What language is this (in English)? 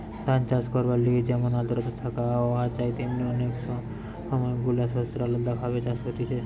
Bangla